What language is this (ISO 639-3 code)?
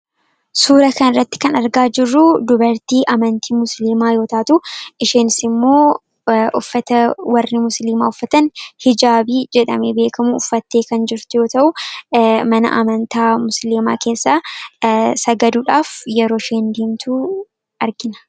orm